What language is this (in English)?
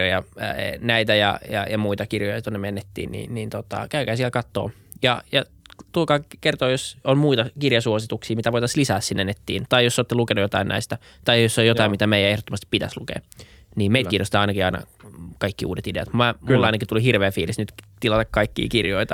Finnish